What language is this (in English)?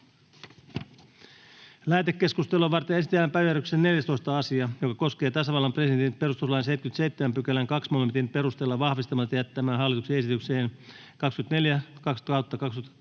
Finnish